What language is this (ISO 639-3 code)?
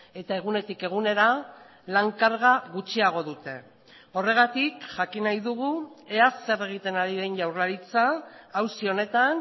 eus